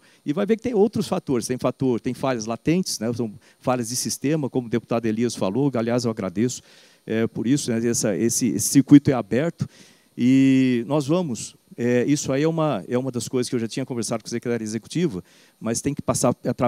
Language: Portuguese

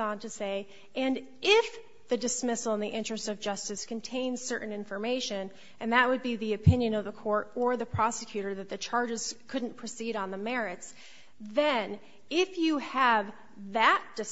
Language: English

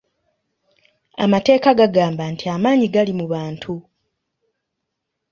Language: Ganda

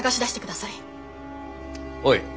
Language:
Japanese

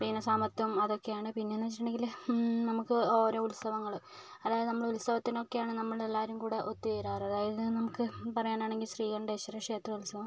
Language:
Malayalam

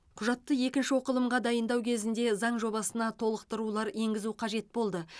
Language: Kazakh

